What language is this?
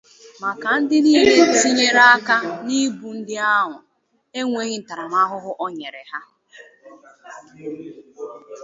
Igbo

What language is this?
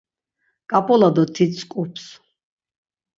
Laz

